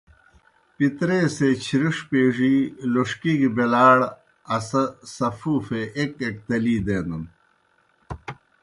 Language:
Kohistani Shina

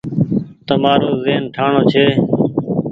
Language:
Goaria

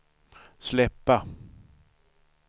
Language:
Swedish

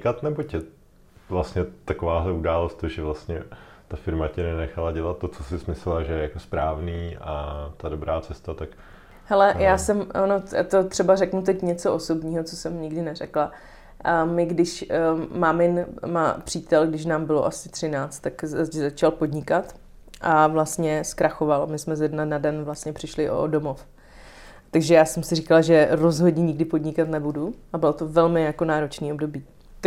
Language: Czech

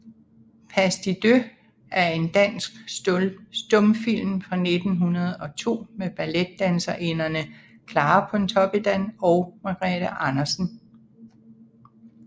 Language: Danish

